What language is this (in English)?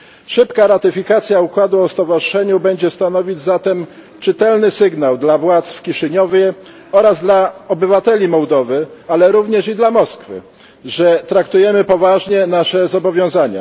Polish